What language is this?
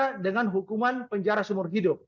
Indonesian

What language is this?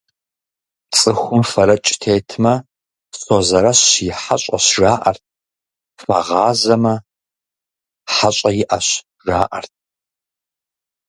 Kabardian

